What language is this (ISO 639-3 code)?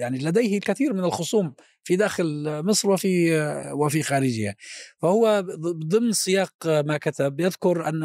ara